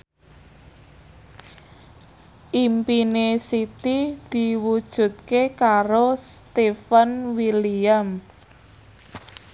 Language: Javanese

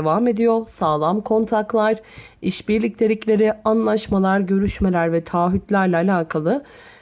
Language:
Turkish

